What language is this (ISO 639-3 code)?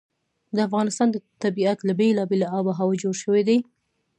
pus